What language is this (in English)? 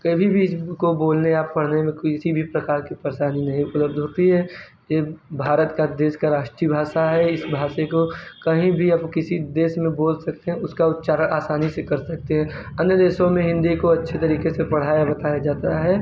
Hindi